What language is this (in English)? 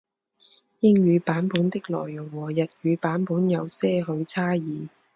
Chinese